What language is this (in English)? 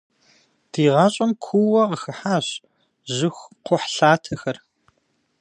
Kabardian